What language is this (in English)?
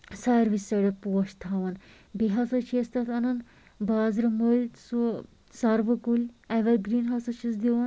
Kashmiri